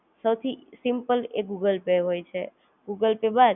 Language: Gujarati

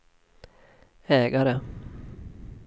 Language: Swedish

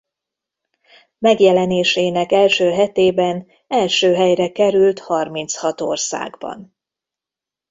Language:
Hungarian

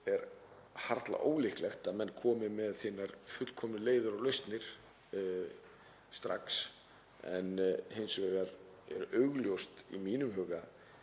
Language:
Icelandic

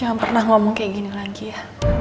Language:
Indonesian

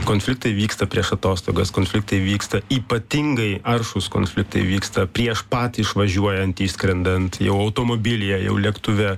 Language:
Lithuanian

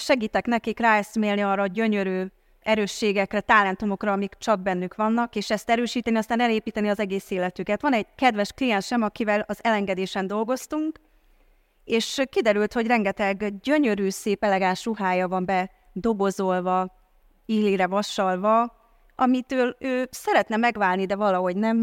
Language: Hungarian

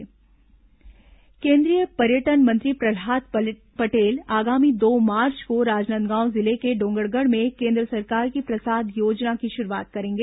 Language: Hindi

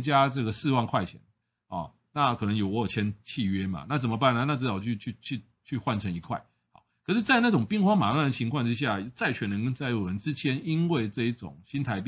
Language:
Chinese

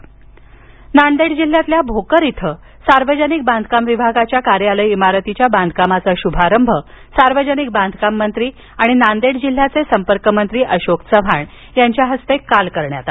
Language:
Marathi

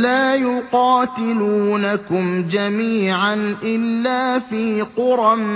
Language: Arabic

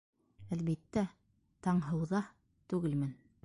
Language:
Bashkir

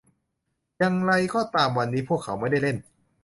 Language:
Thai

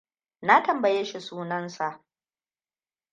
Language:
Hausa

